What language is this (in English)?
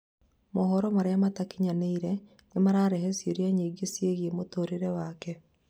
Kikuyu